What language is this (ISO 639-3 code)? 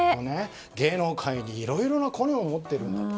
jpn